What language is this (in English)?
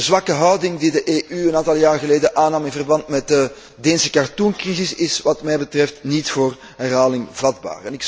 Dutch